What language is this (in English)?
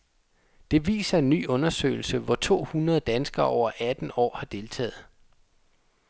Danish